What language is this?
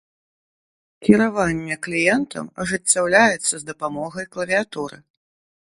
Belarusian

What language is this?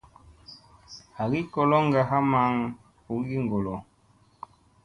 Musey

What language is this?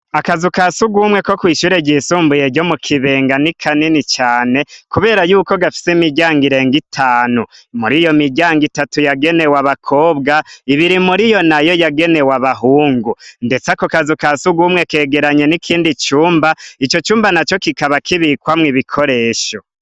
Rundi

